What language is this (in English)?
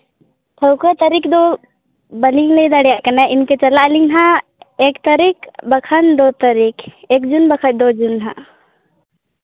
Santali